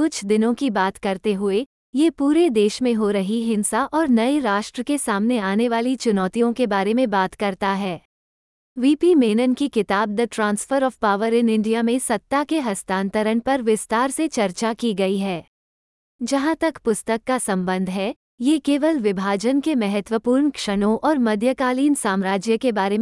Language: Hindi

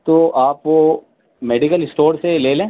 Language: Urdu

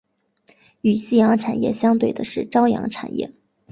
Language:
Chinese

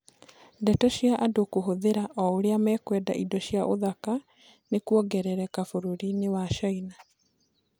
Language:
Kikuyu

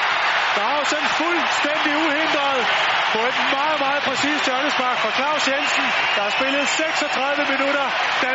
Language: Danish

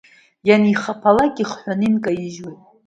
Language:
Abkhazian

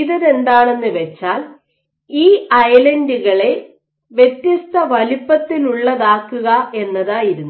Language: Malayalam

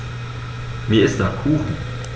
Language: German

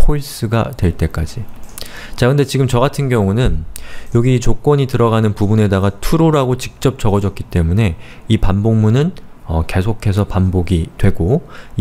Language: Korean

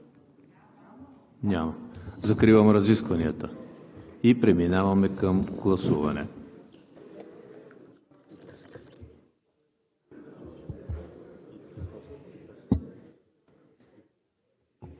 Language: Bulgarian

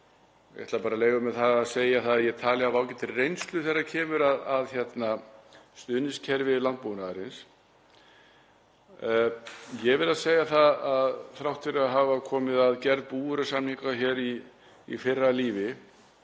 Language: Icelandic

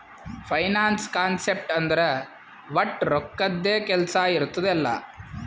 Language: Kannada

